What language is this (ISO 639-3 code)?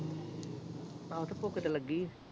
pan